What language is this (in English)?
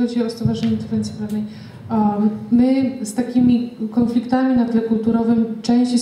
Polish